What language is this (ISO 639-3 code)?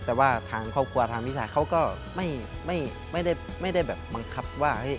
tha